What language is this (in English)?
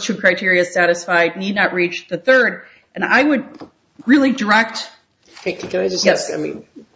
English